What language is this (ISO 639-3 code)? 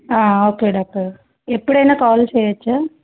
tel